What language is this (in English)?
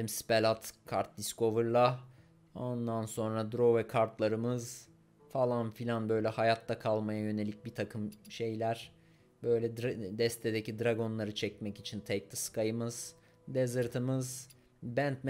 Turkish